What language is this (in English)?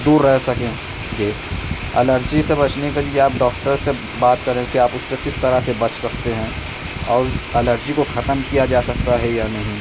Urdu